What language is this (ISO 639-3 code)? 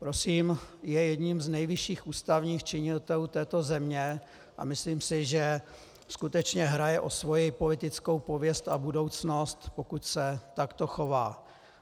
ces